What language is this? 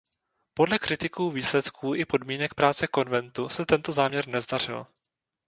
Czech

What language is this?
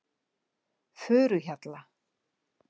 Icelandic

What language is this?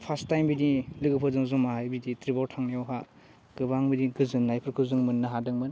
Bodo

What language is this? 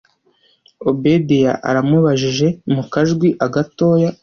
Kinyarwanda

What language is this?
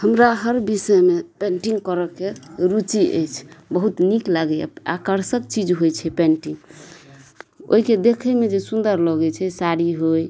Maithili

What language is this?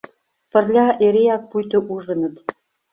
Mari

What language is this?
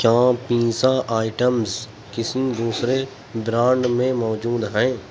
Urdu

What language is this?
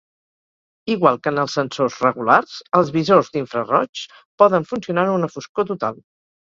Catalan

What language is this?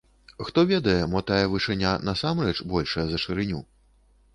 Belarusian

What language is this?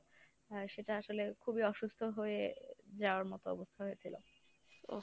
Bangla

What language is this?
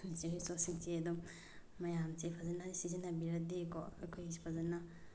Manipuri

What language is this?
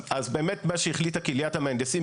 Hebrew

